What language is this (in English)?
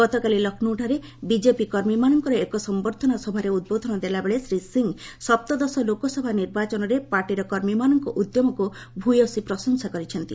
Odia